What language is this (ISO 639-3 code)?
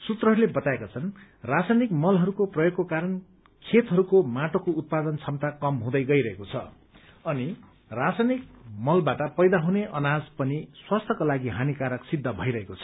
nep